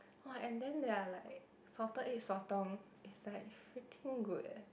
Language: English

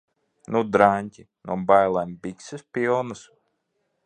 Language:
Latvian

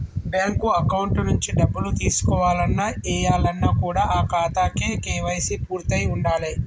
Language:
Telugu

